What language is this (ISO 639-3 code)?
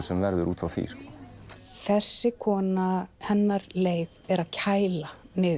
isl